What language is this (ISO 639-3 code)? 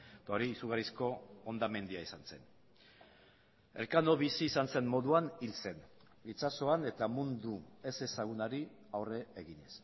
eus